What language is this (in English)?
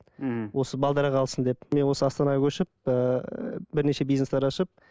Kazakh